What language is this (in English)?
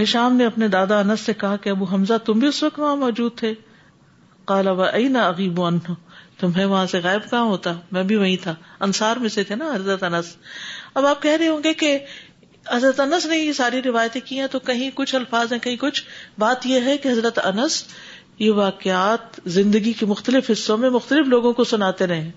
Urdu